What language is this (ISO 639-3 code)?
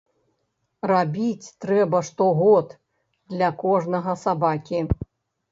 bel